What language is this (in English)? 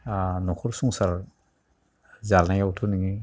Bodo